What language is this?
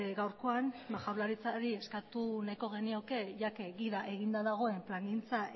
Basque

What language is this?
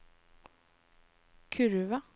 Norwegian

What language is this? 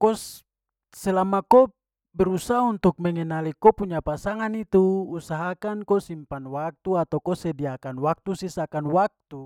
Papuan Malay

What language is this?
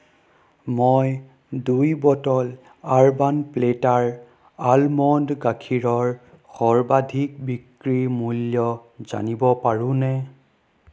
Assamese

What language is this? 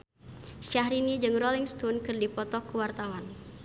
Sundanese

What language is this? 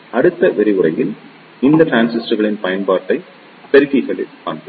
Tamil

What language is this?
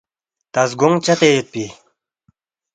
Balti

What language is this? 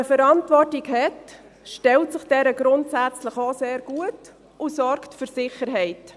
Swiss German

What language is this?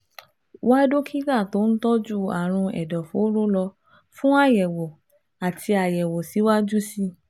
Yoruba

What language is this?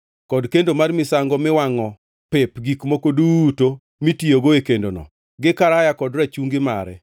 Luo (Kenya and Tanzania)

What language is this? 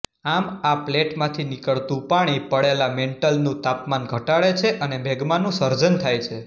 Gujarati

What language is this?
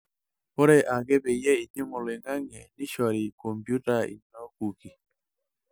Masai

